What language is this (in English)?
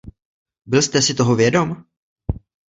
Czech